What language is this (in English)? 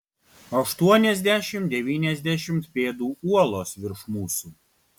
Lithuanian